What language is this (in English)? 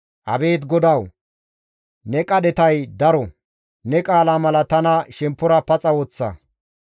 Gamo